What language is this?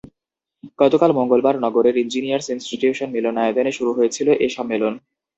Bangla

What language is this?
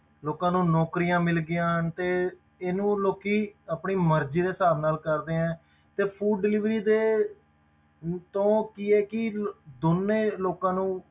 Punjabi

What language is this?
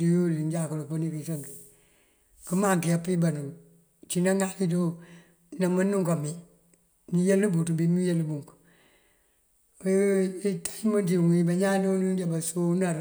Mandjak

